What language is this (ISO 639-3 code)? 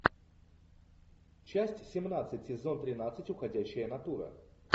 rus